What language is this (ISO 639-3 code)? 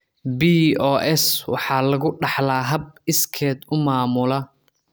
som